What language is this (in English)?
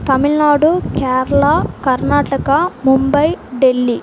Tamil